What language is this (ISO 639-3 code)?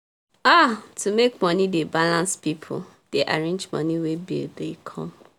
pcm